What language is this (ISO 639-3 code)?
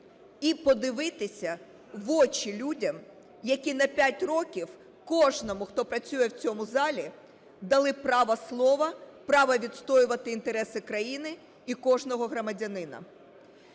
ukr